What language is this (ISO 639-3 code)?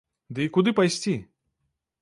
bel